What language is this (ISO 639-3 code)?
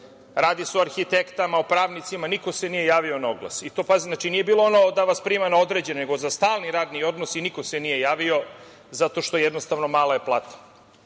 srp